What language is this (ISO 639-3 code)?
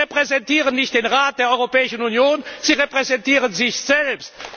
deu